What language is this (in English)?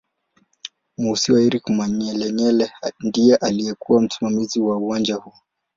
Swahili